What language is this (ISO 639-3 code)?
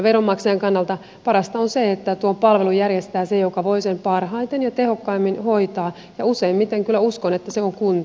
fin